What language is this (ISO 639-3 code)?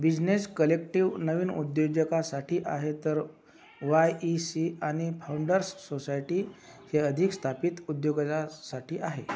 mar